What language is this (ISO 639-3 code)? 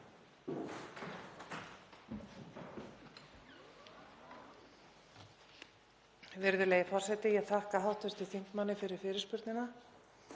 isl